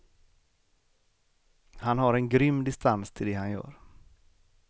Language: Swedish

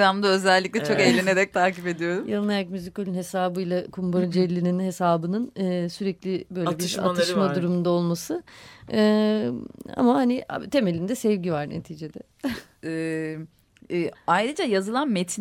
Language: Turkish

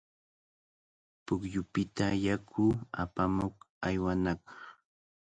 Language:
Cajatambo North Lima Quechua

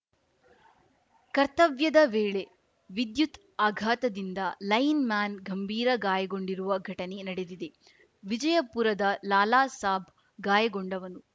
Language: Kannada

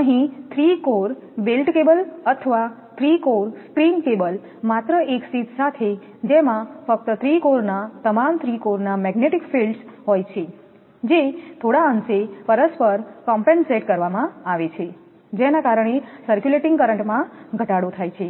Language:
Gujarati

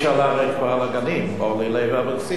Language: Hebrew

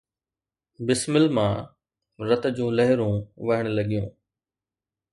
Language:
Sindhi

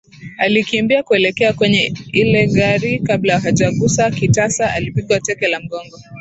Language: Swahili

